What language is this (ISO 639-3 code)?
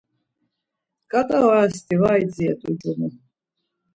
lzz